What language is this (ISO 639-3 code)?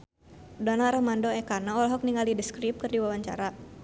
sun